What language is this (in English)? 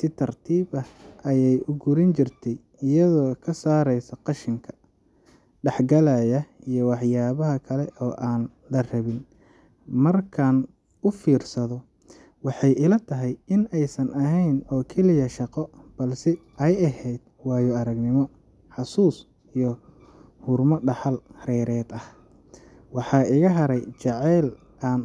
Somali